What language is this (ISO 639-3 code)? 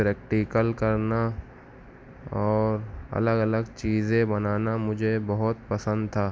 urd